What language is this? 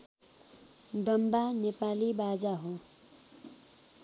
Nepali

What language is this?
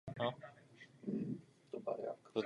Czech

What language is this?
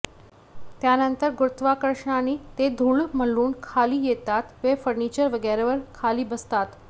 Marathi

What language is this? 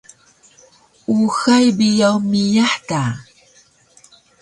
Taroko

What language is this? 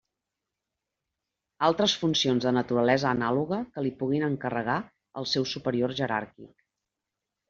Catalan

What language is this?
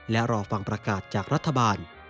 Thai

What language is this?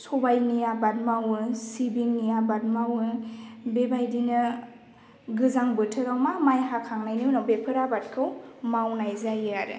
Bodo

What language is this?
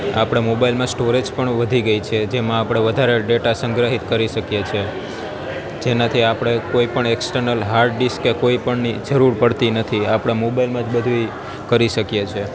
Gujarati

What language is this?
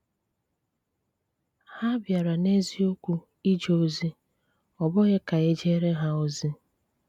Igbo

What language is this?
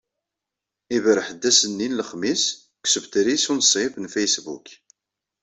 Kabyle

